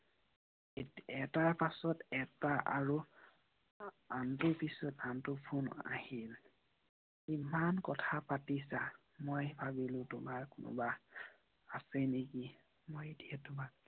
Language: Assamese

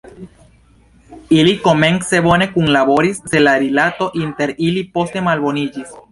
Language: Esperanto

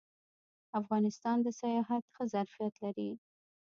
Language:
Pashto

